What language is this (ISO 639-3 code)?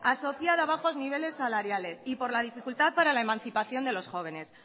spa